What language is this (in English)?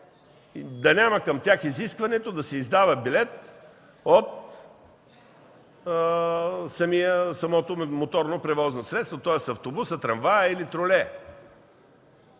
Bulgarian